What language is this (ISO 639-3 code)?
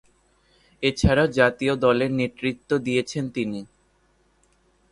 ben